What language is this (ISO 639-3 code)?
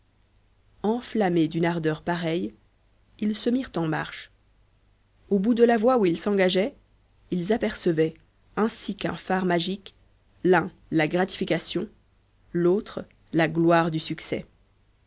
fra